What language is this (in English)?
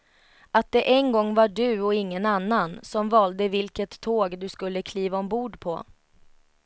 Swedish